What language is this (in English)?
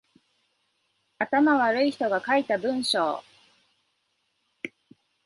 Japanese